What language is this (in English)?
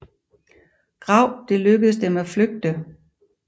Danish